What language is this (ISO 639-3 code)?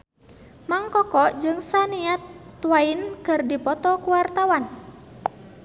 sun